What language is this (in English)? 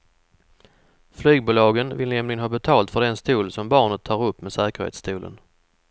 Swedish